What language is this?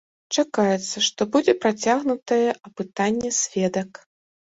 Belarusian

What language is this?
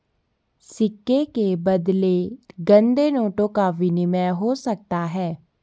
Hindi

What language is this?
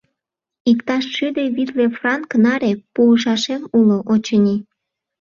Mari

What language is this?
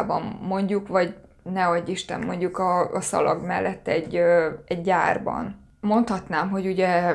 Hungarian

